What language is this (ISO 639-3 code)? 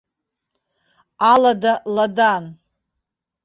abk